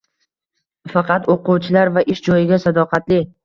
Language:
Uzbek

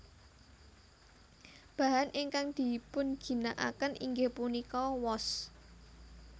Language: Javanese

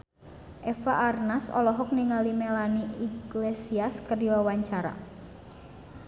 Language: Sundanese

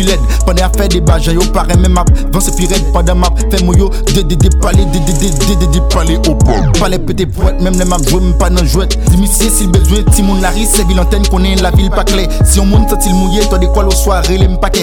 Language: French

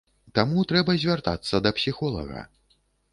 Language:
Belarusian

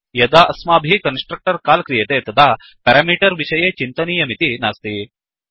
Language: Sanskrit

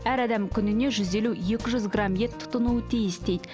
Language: Kazakh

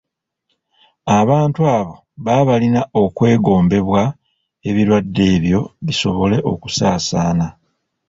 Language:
Ganda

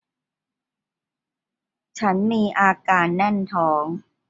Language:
Thai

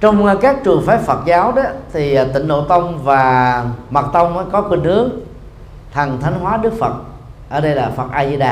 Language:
Vietnamese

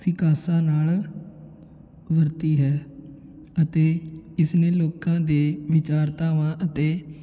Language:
Punjabi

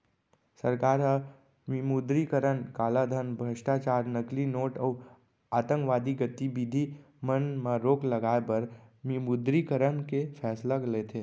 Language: Chhattisgarhi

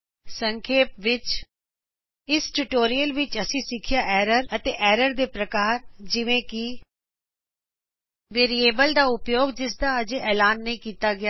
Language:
Punjabi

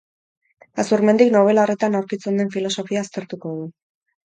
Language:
Basque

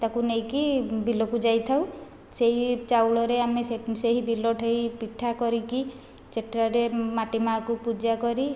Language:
Odia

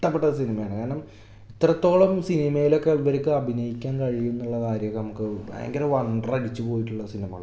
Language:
Malayalam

